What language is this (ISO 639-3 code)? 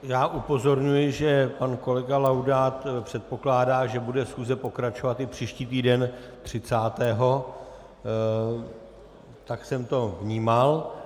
ces